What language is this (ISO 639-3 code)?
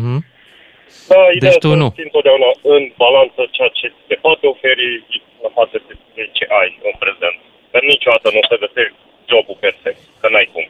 ron